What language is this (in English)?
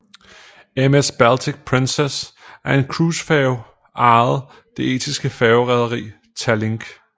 Danish